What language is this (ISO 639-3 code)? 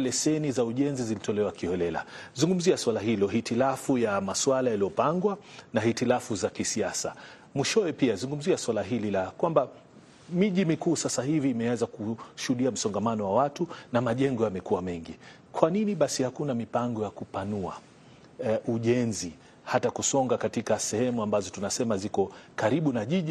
swa